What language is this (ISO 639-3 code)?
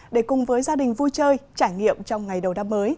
vie